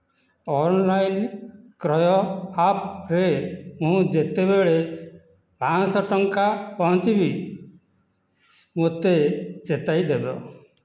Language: Odia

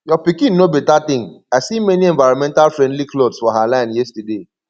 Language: Nigerian Pidgin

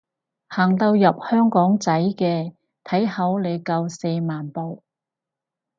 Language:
Cantonese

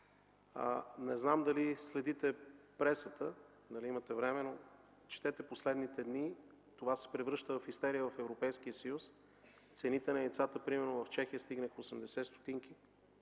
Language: Bulgarian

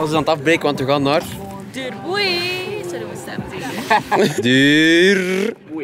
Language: Dutch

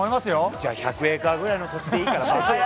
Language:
Japanese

